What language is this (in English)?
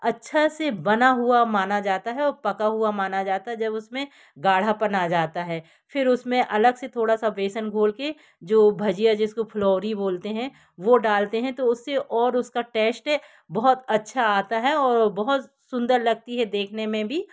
Hindi